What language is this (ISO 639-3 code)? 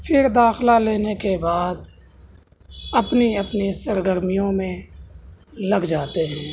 urd